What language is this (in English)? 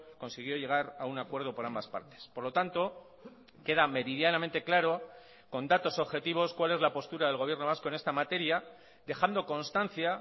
Spanish